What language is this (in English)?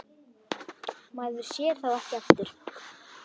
Icelandic